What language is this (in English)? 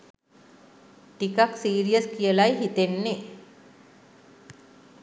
Sinhala